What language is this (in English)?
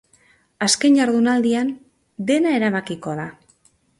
Basque